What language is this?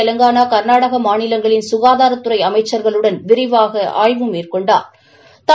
Tamil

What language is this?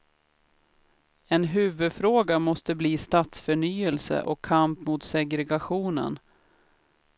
Swedish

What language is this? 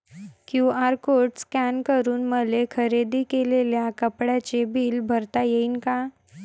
Marathi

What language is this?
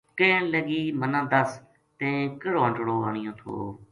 Gujari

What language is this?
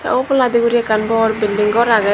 Chakma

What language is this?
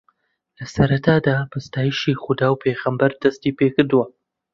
Central Kurdish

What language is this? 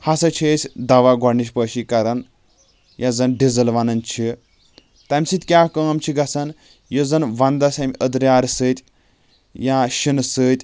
Kashmiri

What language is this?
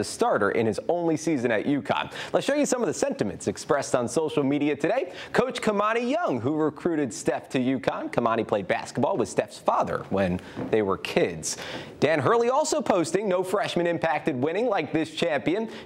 English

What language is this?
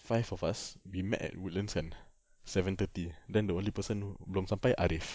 English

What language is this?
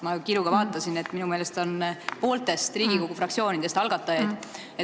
Estonian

